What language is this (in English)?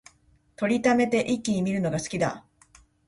Japanese